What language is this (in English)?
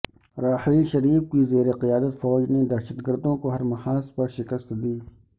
Urdu